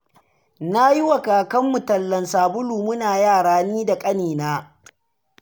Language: Hausa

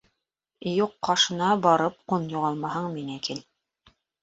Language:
Bashkir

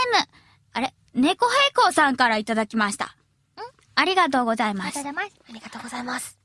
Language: Japanese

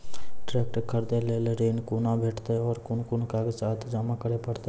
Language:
Maithili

